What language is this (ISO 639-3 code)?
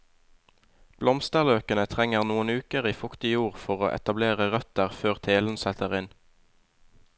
nor